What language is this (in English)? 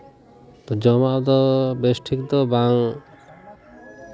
Santali